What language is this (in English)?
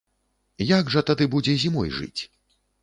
Belarusian